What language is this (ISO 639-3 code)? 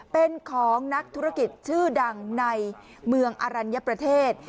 tha